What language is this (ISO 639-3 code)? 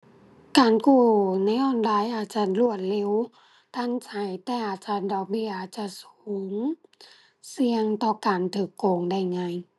tha